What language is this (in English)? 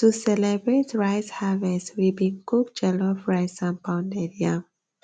Nigerian Pidgin